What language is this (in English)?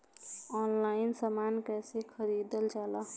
Bhojpuri